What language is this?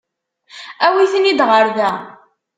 Kabyle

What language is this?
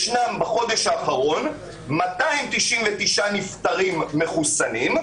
Hebrew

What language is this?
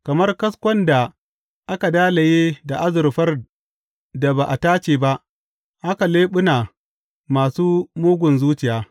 Hausa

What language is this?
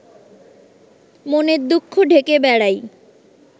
Bangla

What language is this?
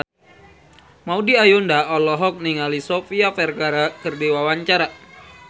Sundanese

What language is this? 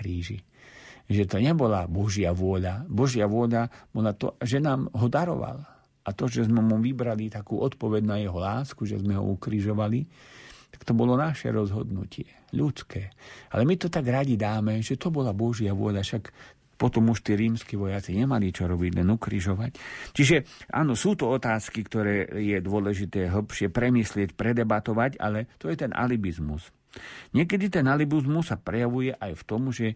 Slovak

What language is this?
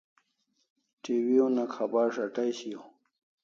Kalasha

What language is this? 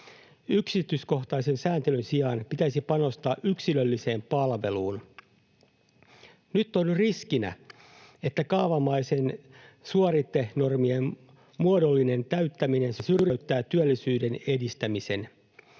Finnish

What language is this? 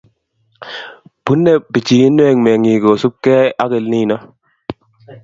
Kalenjin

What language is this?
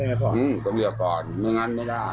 Thai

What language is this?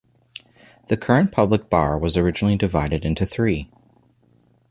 English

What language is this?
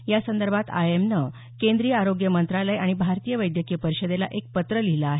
Marathi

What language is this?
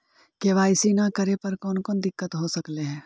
Magahi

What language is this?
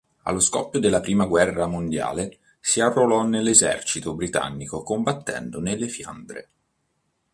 Italian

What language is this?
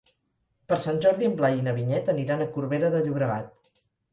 Catalan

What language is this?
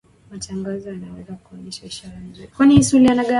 Swahili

